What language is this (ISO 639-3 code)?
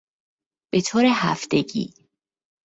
fas